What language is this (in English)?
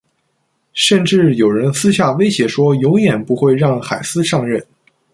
Chinese